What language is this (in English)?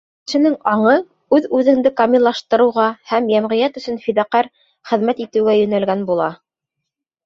Bashkir